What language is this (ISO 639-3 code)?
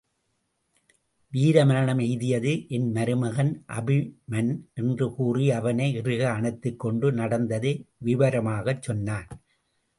tam